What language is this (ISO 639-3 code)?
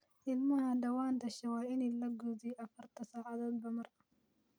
som